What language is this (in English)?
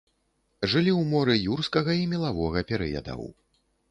Belarusian